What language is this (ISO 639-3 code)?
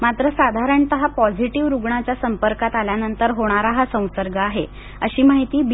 mar